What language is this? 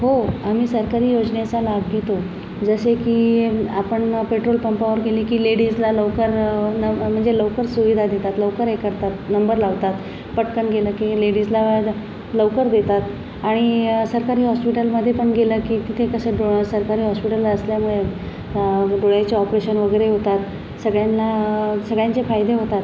Marathi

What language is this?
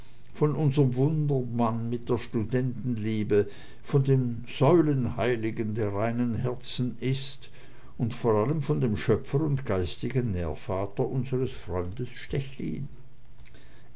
German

